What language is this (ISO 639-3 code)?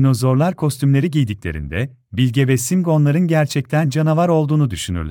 tur